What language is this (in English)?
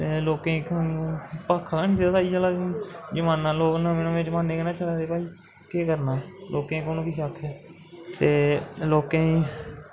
Dogri